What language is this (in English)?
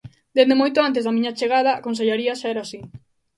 Galician